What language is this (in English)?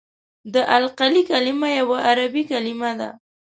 Pashto